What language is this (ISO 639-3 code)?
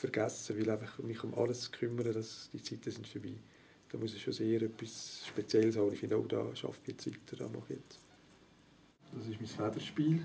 deu